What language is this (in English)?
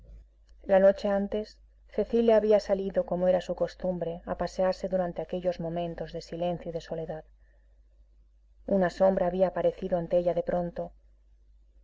Spanish